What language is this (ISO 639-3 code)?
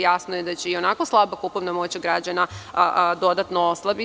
srp